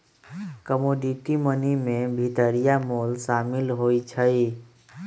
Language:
Magahi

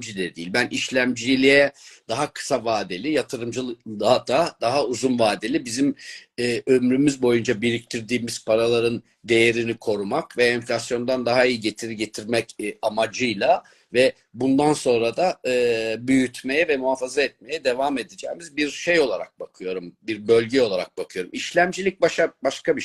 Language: Turkish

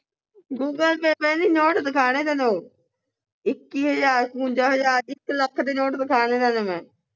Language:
Punjabi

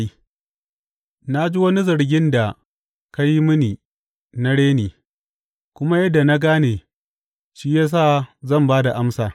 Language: Hausa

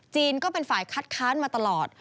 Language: Thai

